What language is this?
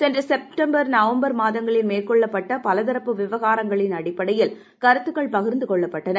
Tamil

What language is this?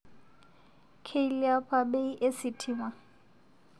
Masai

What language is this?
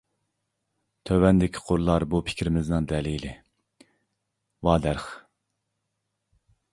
Uyghur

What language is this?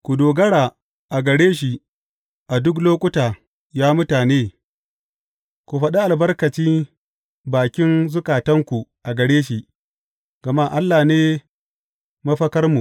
Hausa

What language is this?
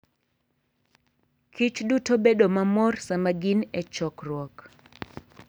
Luo (Kenya and Tanzania)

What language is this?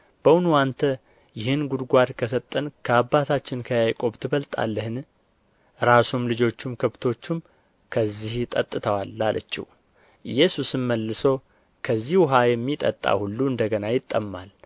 Amharic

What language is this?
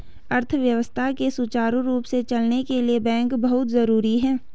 Hindi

